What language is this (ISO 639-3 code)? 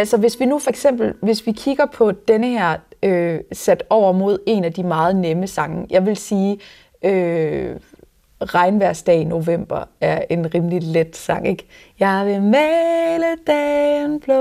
dan